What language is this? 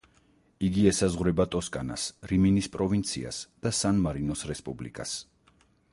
Georgian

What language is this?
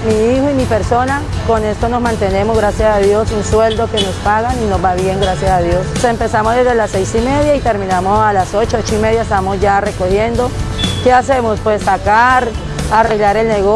Spanish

